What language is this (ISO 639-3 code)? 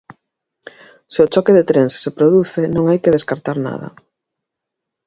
glg